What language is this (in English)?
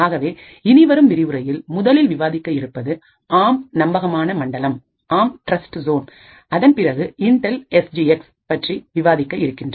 Tamil